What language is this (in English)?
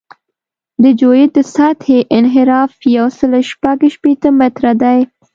Pashto